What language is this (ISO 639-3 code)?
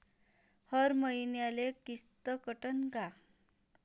mar